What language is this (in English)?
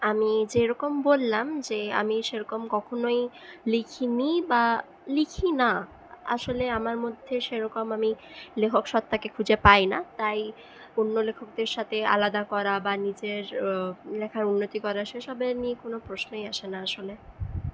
Bangla